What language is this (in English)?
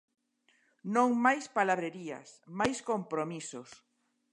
Galician